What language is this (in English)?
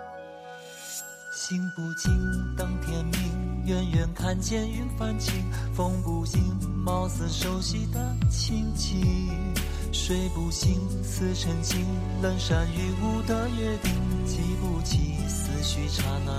Chinese